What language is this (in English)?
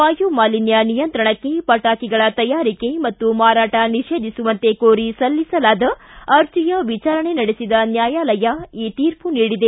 Kannada